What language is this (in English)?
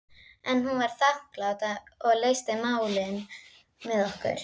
Icelandic